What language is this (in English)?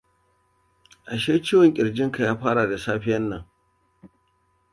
Hausa